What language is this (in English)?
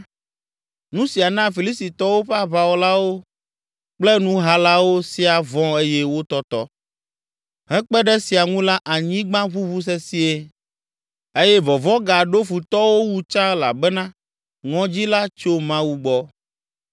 Ewe